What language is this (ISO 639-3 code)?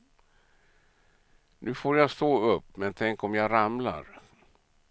swe